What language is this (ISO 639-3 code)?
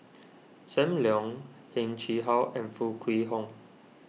eng